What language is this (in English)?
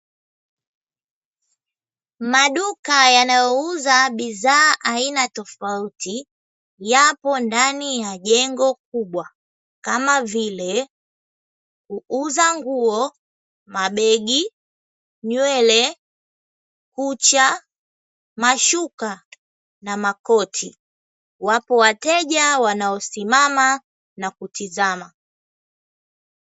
Swahili